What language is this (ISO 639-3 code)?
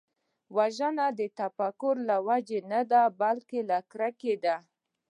pus